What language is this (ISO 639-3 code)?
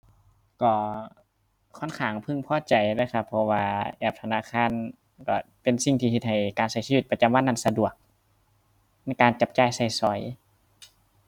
tha